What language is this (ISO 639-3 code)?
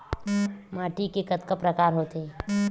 hne